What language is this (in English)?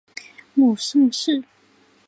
Chinese